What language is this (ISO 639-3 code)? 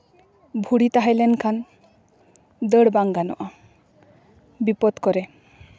sat